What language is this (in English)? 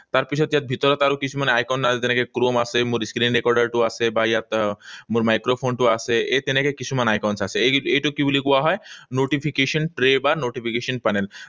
Assamese